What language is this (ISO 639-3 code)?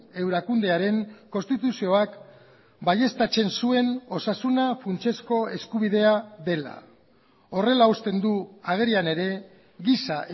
eus